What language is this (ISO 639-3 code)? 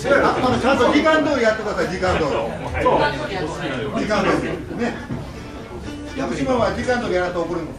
jpn